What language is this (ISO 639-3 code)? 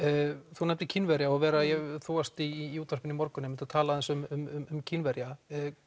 isl